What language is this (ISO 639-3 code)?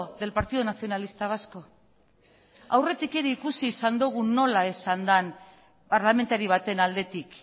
eus